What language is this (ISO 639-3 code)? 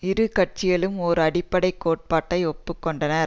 tam